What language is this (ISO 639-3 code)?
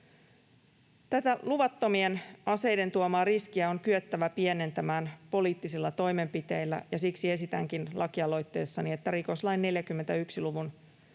fin